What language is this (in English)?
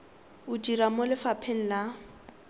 Tswana